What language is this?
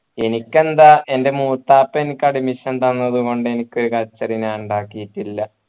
Malayalam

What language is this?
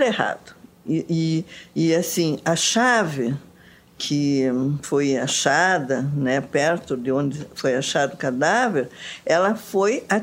Portuguese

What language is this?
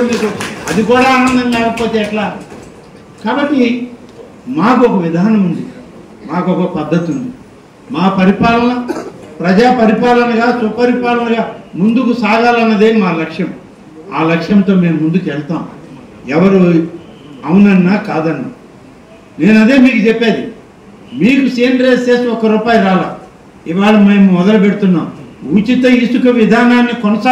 Telugu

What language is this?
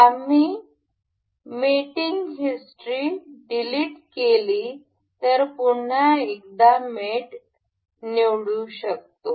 Marathi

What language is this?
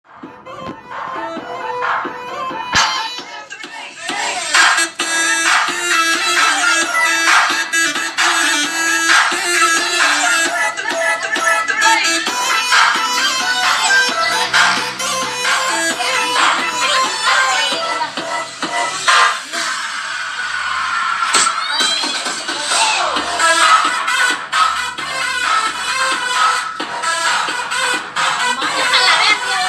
Malay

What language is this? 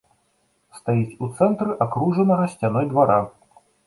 Belarusian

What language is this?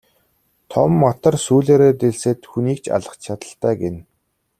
Mongolian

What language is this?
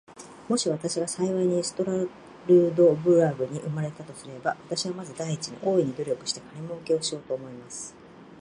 Japanese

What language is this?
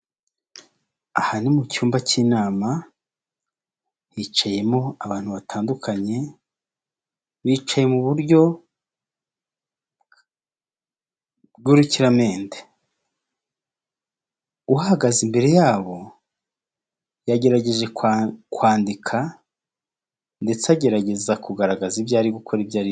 Kinyarwanda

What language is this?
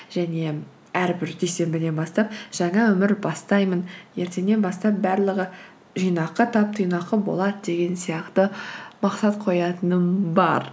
Kazakh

